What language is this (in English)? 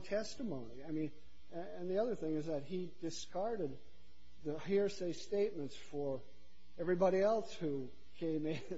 English